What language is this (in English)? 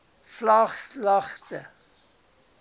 Afrikaans